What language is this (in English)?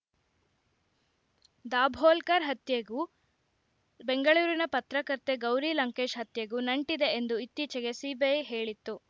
Kannada